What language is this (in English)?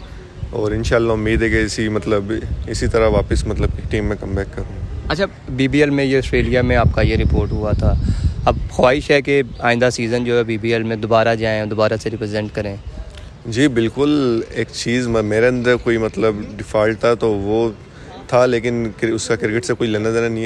Urdu